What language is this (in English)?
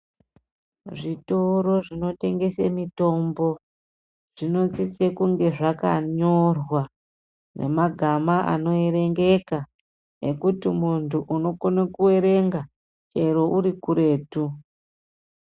Ndau